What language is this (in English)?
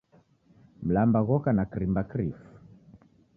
Taita